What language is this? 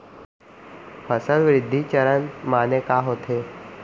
Chhattisgarhi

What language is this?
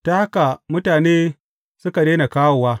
Hausa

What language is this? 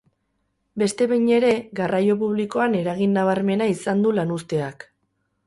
Basque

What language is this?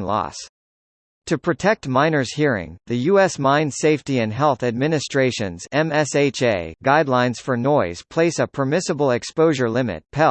English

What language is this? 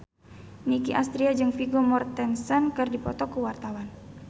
Sundanese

